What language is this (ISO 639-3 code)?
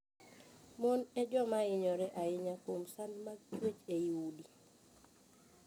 luo